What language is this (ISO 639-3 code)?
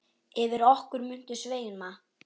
isl